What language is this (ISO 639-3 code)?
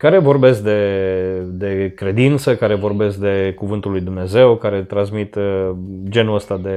ron